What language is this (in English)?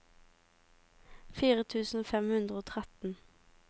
Norwegian